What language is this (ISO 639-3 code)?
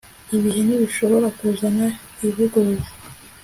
kin